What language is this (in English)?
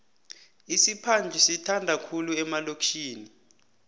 South Ndebele